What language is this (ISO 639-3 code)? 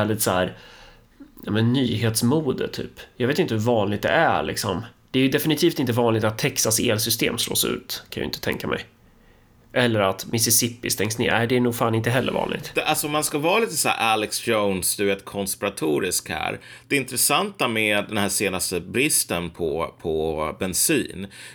swe